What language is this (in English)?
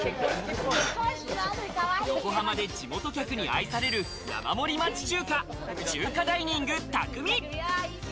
Japanese